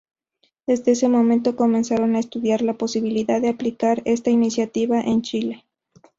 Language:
Spanish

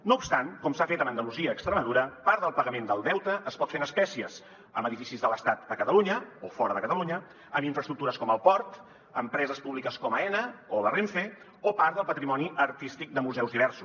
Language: Catalan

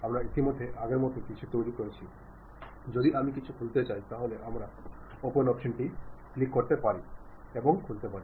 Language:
Bangla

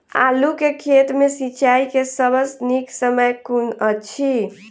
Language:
Maithili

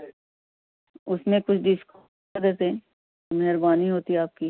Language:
Urdu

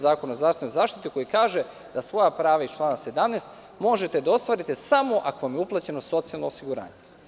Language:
Serbian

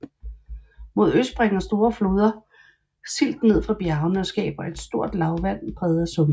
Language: Danish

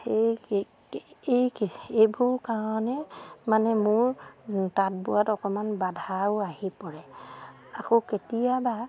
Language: Assamese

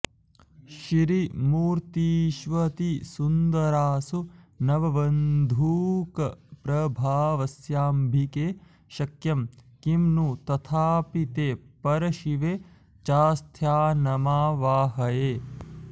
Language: Sanskrit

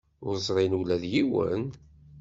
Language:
Kabyle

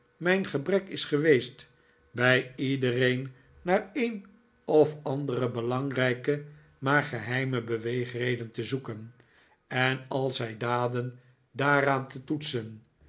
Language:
Dutch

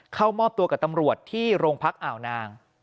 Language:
Thai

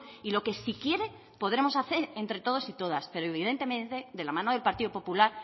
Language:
Spanish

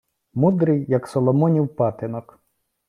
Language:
Ukrainian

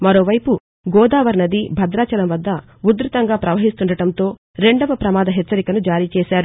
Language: Telugu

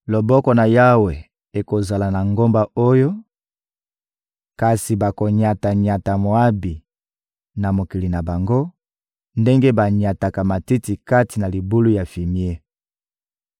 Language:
Lingala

